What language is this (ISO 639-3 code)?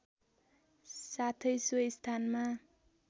nep